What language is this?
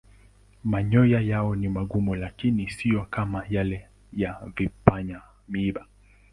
Swahili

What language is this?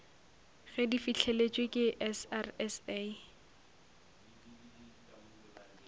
Northern Sotho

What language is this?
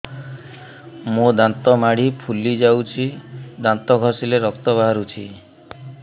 Odia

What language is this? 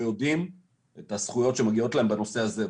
Hebrew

